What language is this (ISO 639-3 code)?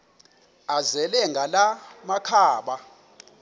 xho